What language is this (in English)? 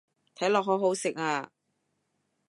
Cantonese